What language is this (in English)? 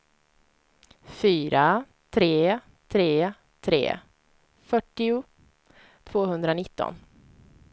Swedish